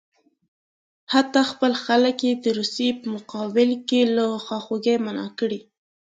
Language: Pashto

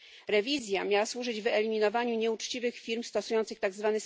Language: Polish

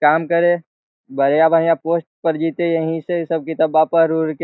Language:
Magahi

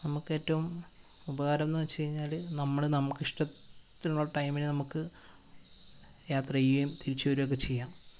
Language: Malayalam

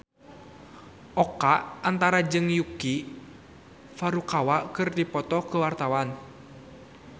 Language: Sundanese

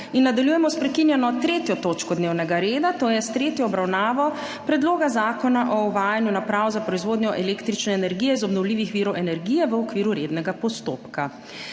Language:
Slovenian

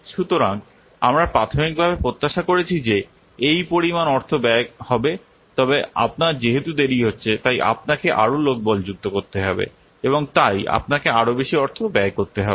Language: Bangla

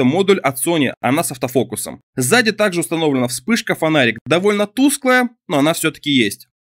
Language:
Russian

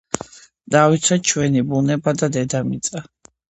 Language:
Georgian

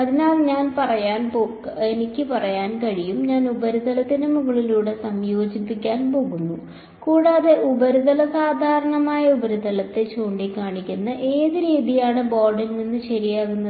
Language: Malayalam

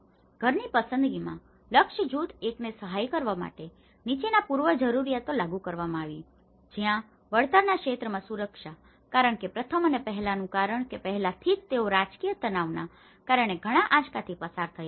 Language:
Gujarati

